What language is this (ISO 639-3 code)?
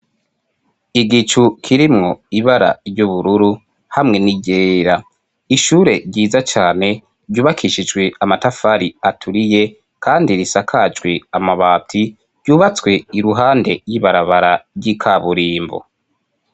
run